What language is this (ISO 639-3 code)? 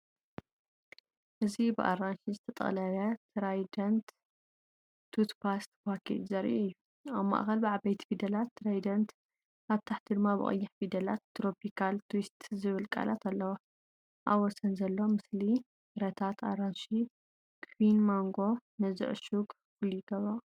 tir